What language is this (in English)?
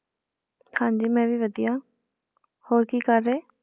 Punjabi